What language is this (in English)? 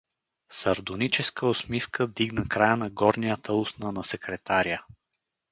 Bulgarian